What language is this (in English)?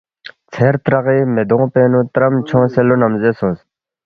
Balti